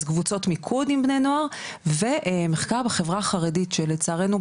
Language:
Hebrew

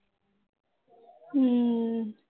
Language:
Punjabi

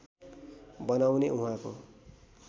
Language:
Nepali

